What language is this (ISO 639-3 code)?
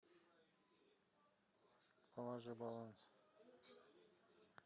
rus